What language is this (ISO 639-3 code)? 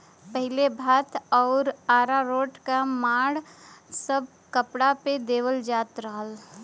bho